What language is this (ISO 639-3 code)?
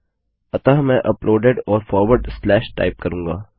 hin